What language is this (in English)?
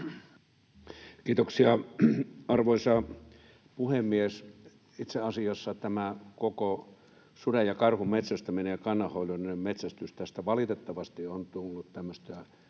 Finnish